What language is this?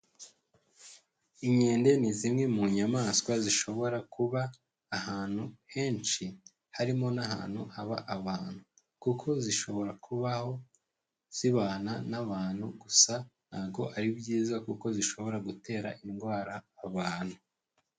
Kinyarwanda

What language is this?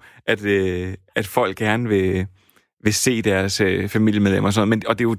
Danish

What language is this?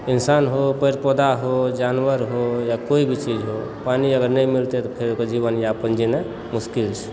Maithili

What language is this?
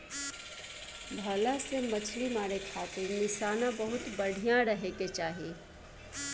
Bhojpuri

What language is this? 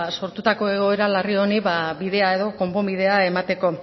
Basque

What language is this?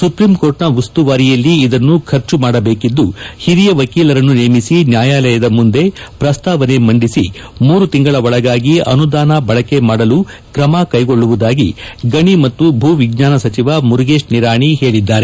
Kannada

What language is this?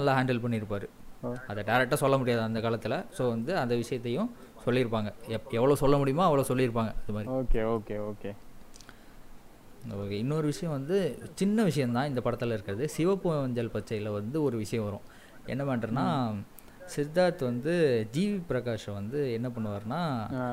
Tamil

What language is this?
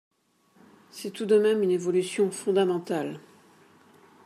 French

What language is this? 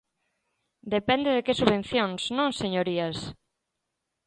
Galician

